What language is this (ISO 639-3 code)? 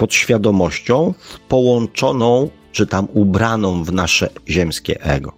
pol